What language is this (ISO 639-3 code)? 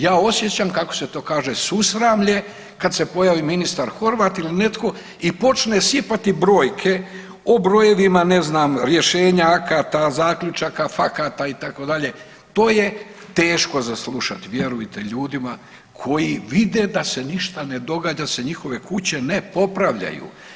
hrv